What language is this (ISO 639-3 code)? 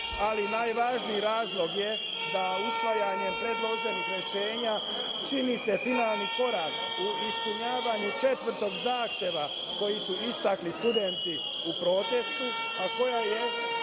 srp